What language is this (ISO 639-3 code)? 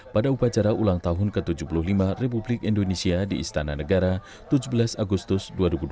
ind